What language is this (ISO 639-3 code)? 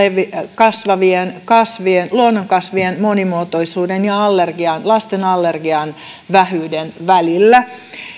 fin